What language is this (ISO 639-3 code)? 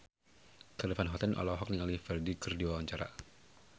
sun